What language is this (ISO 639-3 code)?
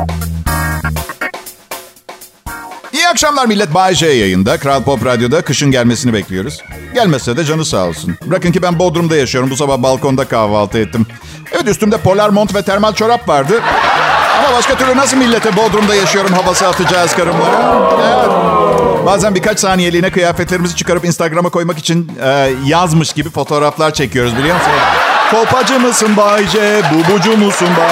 tur